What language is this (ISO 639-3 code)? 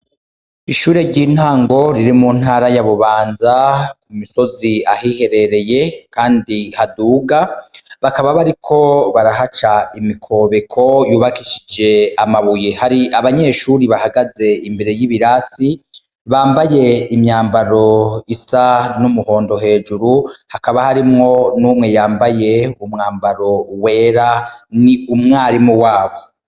run